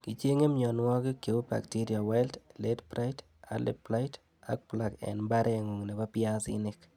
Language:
Kalenjin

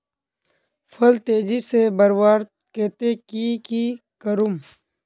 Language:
Magahi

